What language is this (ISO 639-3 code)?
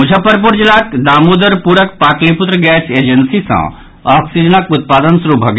mai